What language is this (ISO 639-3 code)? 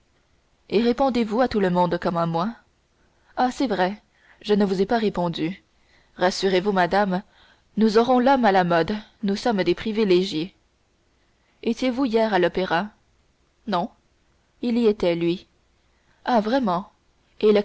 fra